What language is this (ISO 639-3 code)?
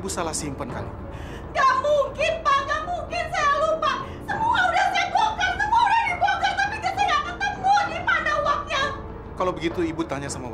ind